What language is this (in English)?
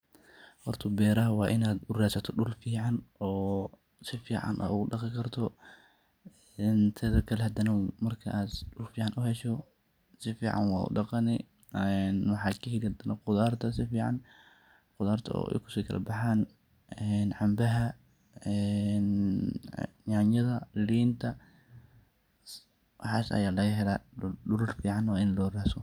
Somali